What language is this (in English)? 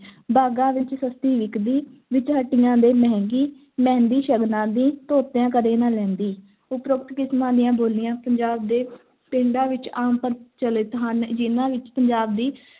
Punjabi